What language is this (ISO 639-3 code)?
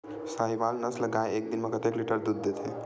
hne